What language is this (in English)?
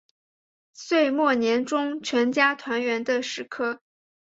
Chinese